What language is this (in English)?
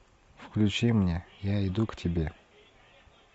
Russian